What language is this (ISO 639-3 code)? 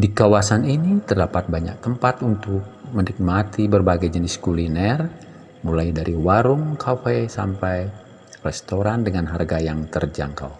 ind